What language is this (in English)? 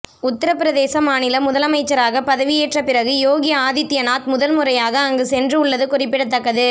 Tamil